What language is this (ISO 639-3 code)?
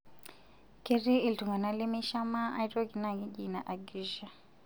mas